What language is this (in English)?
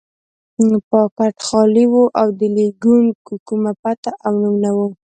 Pashto